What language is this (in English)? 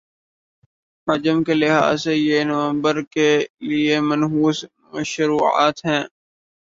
Urdu